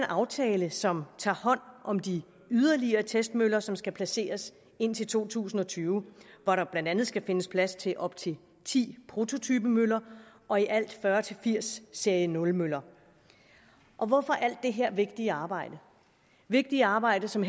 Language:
Danish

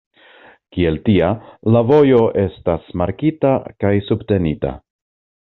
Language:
Esperanto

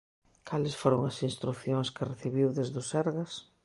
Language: Galician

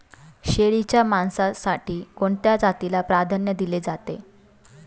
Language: Marathi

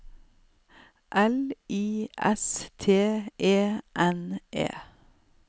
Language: Norwegian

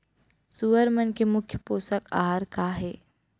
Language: Chhattisgarhi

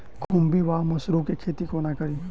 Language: Maithili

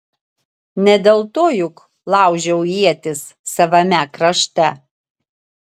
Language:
Lithuanian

